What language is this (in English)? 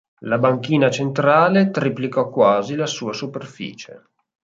Italian